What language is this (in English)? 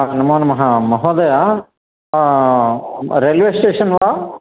Sanskrit